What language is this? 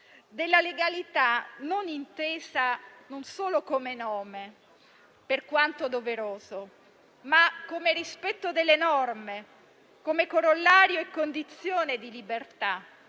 Italian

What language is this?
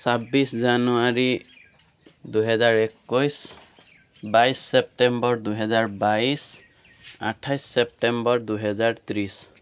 Assamese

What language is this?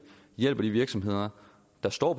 Danish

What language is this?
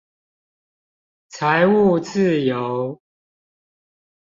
Chinese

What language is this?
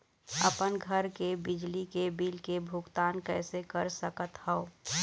Chhattisgarhi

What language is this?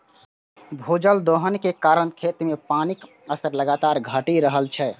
Maithili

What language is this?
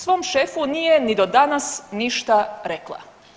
Croatian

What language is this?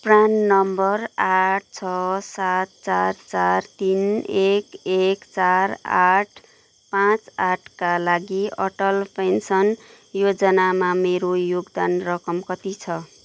Nepali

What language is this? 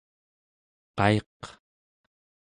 Central Yupik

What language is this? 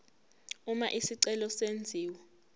Zulu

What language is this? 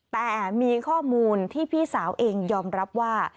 Thai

